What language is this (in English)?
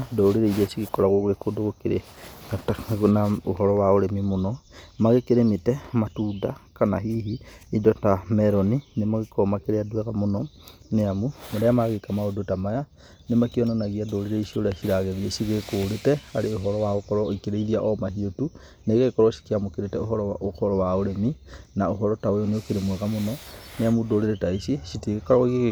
Kikuyu